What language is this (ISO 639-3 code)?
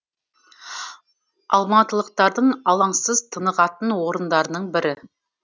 kaz